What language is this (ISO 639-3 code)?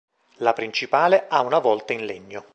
ita